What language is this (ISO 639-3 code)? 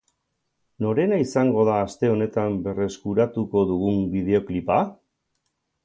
eus